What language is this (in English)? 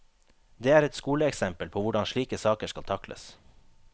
Norwegian